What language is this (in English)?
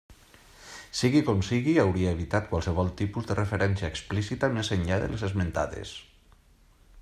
Catalan